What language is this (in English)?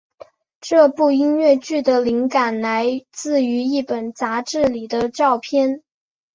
Chinese